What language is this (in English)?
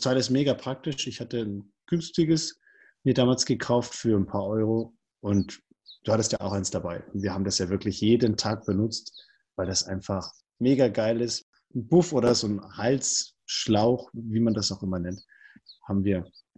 German